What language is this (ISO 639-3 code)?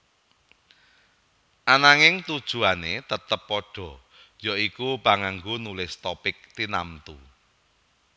jav